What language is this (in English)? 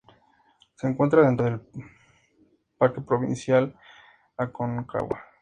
Spanish